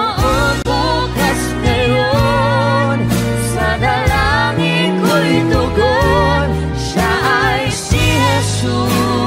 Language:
Indonesian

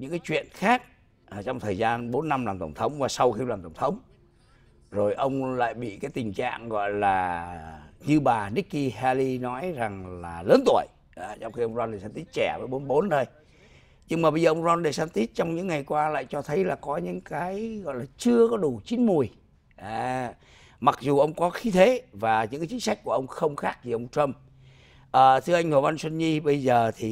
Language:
Vietnamese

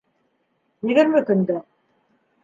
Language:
Bashkir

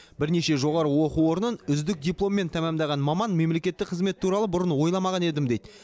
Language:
Kazakh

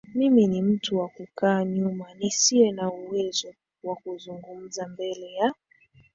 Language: Swahili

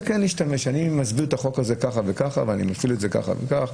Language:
Hebrew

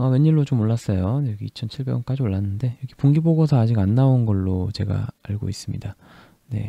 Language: Korean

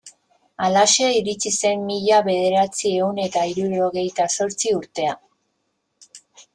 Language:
Basque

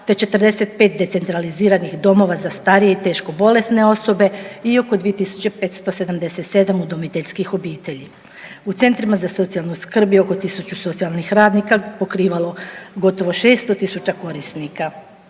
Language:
Croatian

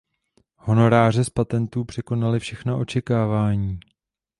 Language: Czech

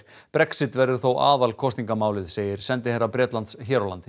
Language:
Icelandic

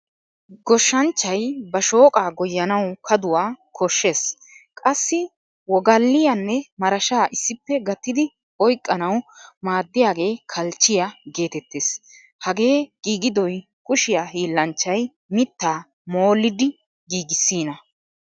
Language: Wolaytta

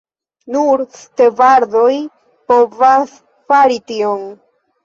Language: Esperanto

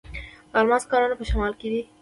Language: Pashto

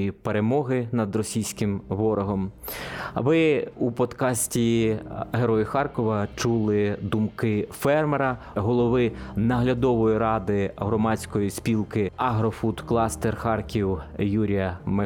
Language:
Ukrainian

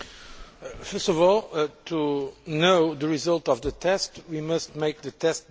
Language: English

